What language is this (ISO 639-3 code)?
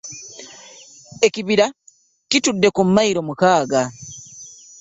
lug